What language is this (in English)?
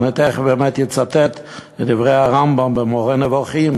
Hebrew